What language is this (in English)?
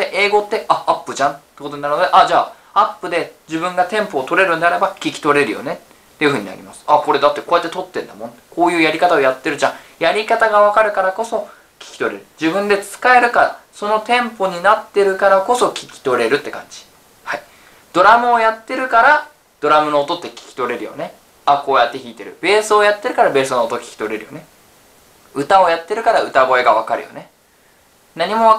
Japanese